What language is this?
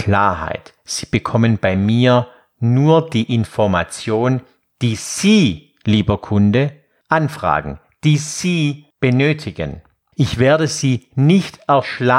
German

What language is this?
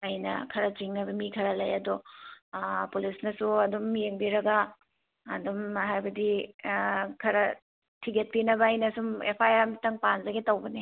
Manipuri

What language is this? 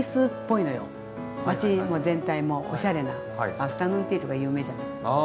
Japanese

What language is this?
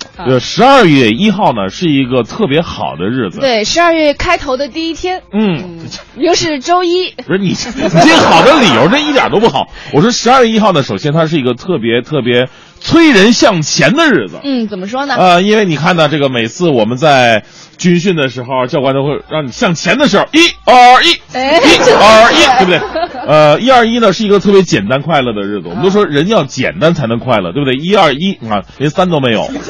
Chinese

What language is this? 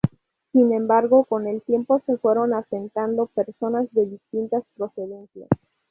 Spanish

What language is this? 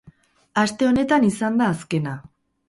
Basque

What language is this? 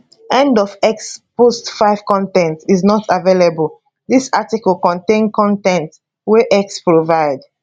Nigerian Pidgin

